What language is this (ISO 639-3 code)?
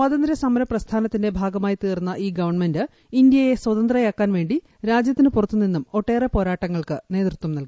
mal